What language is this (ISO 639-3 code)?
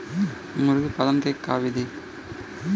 bho